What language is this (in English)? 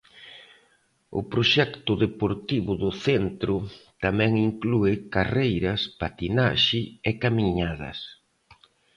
Galician